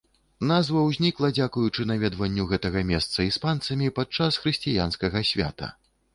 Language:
Belarusian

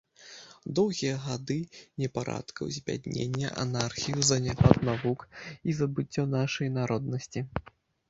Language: Belarusian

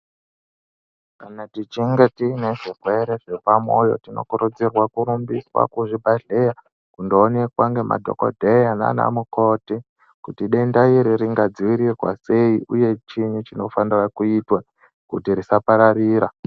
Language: Ndau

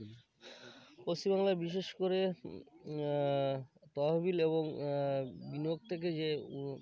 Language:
Bangla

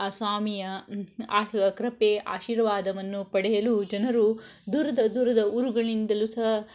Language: Kannada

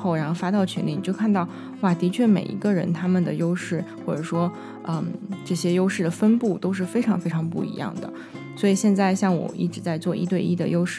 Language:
Chinese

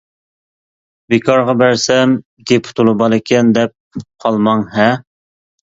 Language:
Uyghur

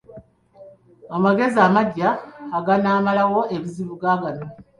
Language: Ganda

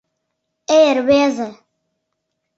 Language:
Mari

